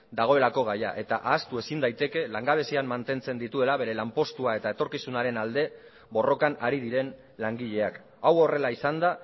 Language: Basque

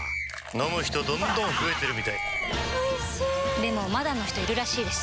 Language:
Japanese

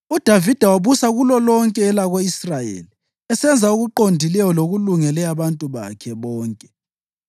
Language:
North Ndebele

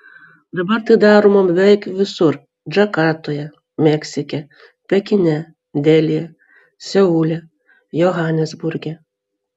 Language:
Lithuanian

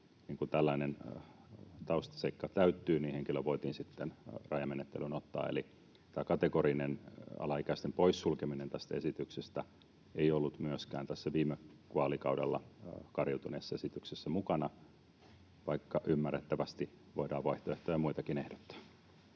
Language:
Finnish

